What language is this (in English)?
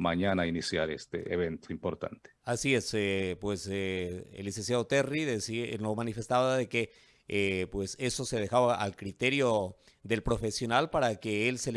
Spanish